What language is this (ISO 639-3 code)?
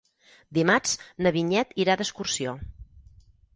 cat